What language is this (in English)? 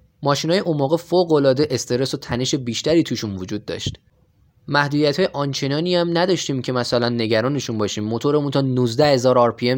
Persian